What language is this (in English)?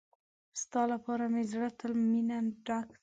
Pashto